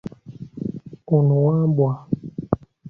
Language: Ganda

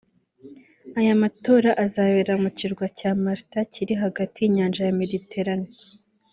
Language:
Kinyarwanda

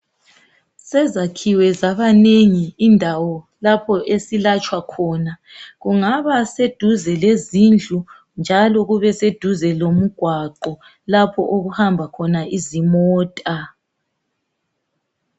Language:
North Ndebele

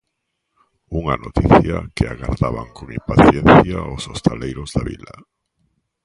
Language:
Galician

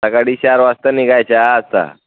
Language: Marathi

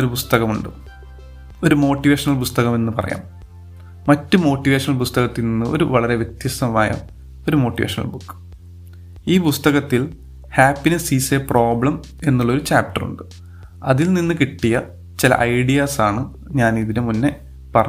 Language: Malayalam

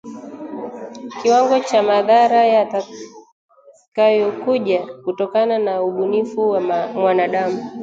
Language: Swahili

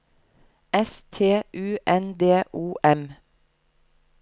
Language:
Norwegian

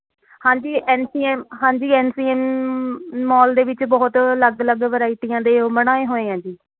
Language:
Punjabi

